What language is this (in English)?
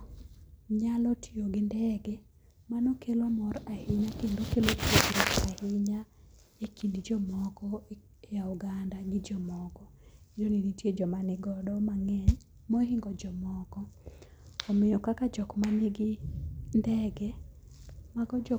Luo (Kenya and Tanzania)